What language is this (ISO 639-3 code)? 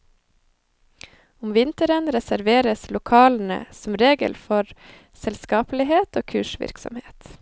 nor